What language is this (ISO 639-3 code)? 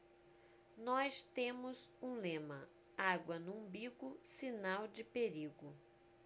por